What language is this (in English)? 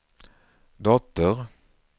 Swedish